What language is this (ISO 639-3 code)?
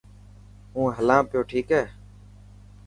mki